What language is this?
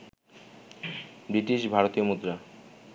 Bangla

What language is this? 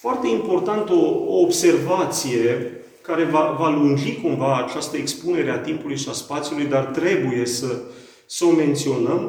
Romanian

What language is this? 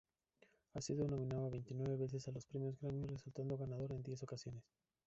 Spanish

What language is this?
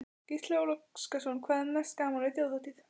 Icelandic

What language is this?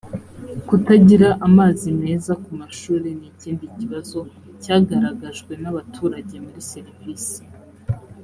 Kinyarwanda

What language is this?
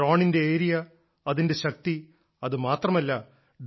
Malayalam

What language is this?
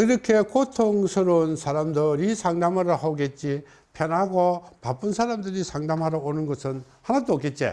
Korean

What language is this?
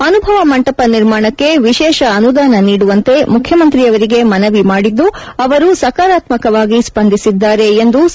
Kannada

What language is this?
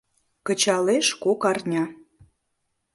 Mari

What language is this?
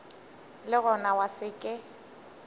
Northern Sotho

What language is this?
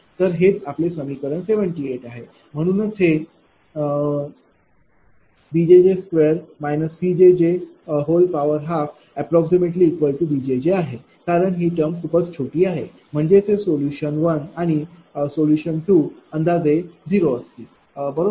Marathi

